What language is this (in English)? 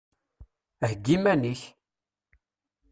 Kabyle